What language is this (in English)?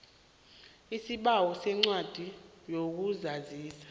South Ndebele